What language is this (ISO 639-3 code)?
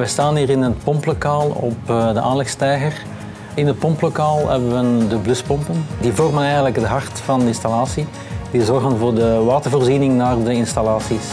nld